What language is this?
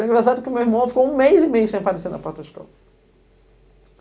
Portuguese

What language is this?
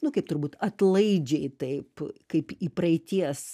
Lithuanian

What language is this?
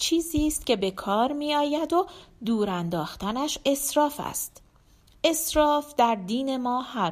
Persian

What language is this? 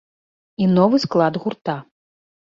Belarusian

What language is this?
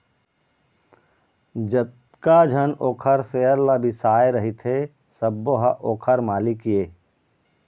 Chhattisgarhi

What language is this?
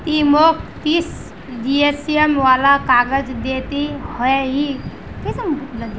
Magahi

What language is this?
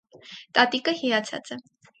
Armenian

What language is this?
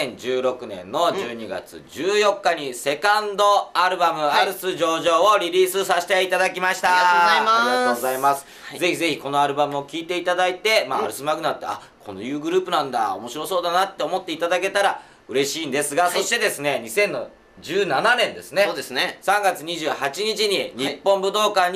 Japanese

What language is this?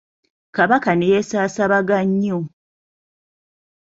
Ganda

